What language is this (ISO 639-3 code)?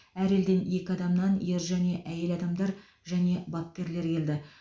kaz